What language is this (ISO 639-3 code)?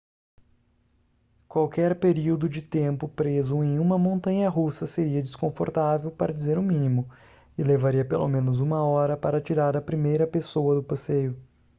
por